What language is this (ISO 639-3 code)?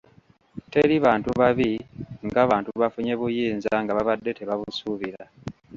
lug